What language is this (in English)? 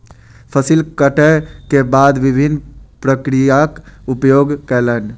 Maithili